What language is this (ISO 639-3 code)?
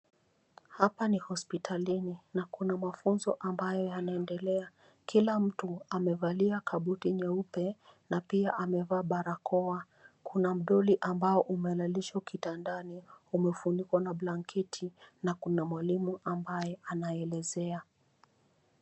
swa